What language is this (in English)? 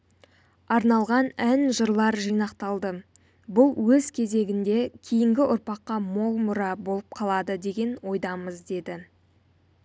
Kazakh